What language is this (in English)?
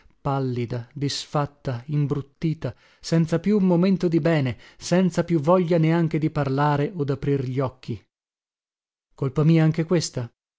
Italian